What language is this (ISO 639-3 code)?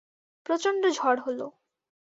ben